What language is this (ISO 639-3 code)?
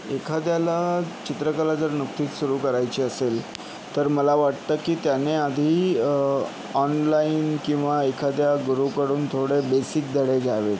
mar